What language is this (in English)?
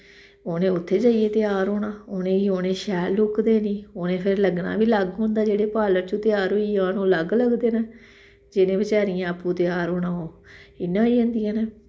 Dogri